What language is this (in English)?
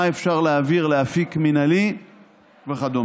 Hebrew